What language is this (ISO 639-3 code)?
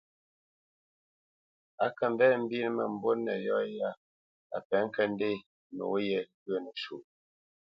bce